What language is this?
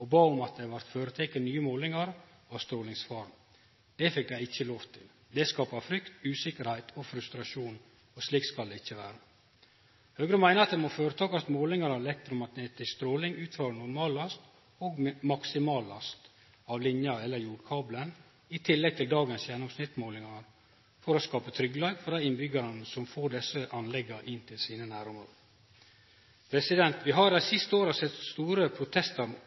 Norwegian Nynorsk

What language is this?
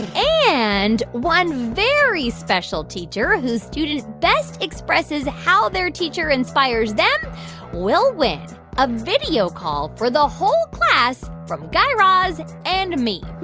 English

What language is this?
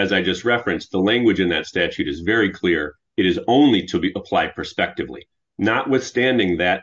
English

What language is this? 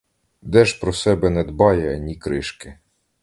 Ukrainian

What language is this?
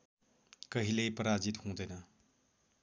Nepali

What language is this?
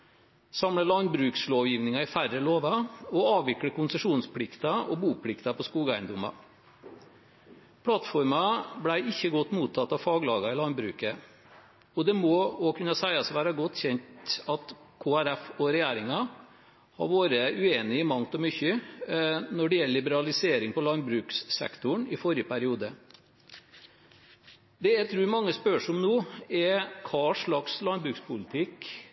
Norwegian Bokmål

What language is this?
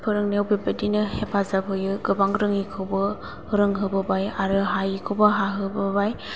Bodo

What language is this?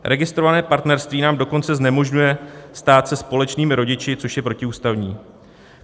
Czech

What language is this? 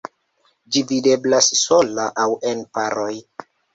Esperanto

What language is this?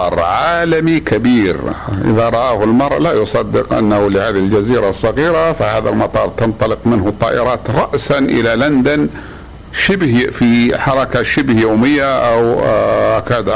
Arabic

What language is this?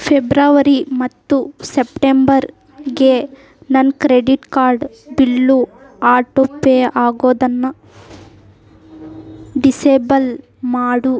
Kannada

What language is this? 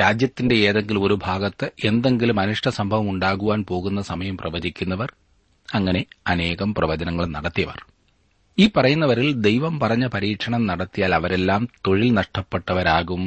Malayalam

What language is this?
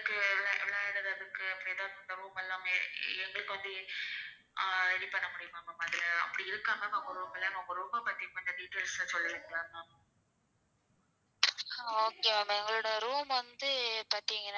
Tamil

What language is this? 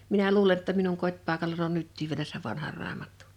Finnish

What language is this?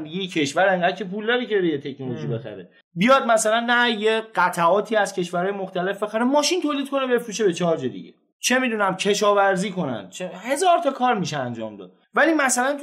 Persian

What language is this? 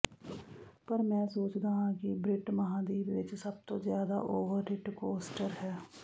Punjabi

